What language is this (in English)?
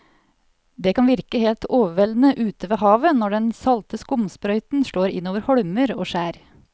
Norwegian